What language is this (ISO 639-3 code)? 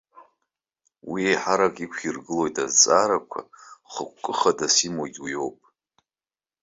abk